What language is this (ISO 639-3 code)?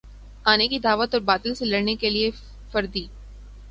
urd